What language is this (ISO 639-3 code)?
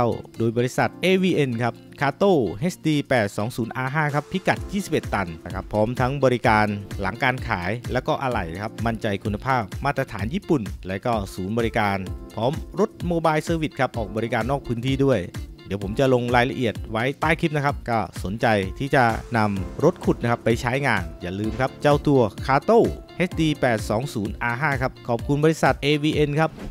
tha